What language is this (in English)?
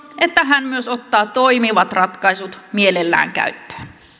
Finnish